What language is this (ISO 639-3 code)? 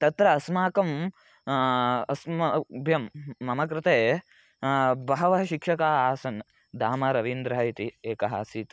san